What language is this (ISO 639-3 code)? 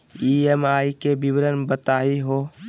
mag